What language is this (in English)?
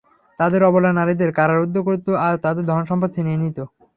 Bangla